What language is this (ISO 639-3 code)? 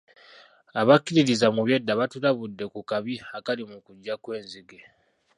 lug